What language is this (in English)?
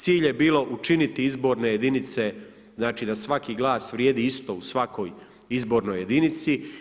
Croatian